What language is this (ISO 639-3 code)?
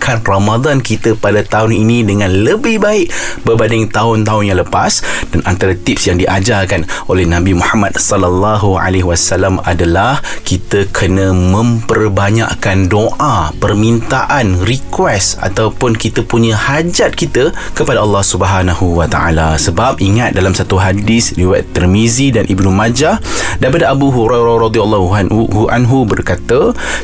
msa